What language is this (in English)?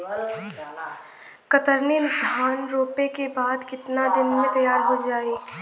Bhojpuri